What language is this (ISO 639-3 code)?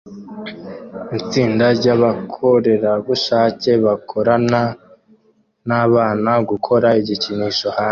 kin